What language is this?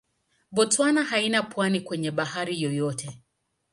Swahili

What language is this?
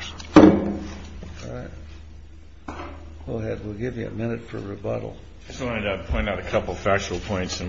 English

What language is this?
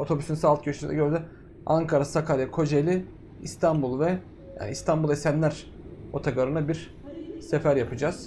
Turkish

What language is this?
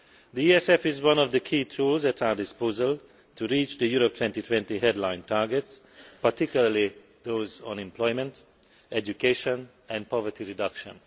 English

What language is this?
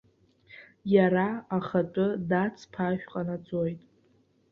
Abkhazian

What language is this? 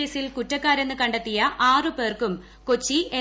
Malayalam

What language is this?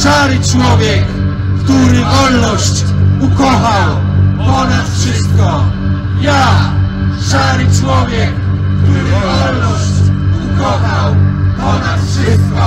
Polish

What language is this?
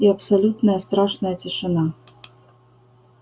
Russian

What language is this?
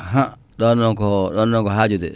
Fula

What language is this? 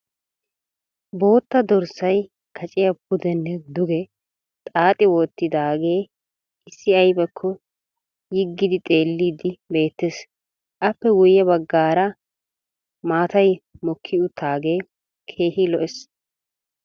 Wolaytta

